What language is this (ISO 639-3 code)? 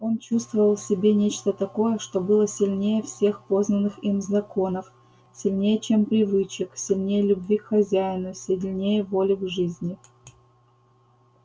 rus